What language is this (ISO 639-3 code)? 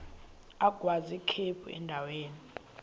xho